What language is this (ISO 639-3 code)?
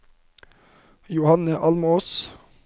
nor